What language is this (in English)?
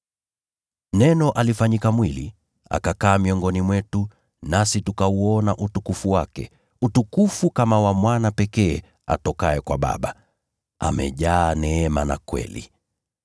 Swahili